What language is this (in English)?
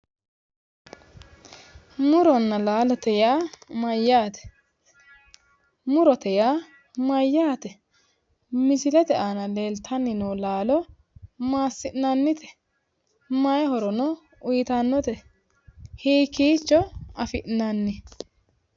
Sidamo